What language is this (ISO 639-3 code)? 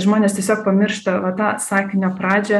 lit